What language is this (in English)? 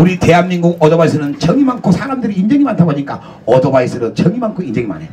Korean